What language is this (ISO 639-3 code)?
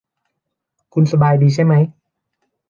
tha